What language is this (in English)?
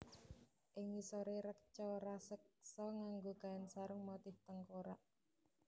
Javanese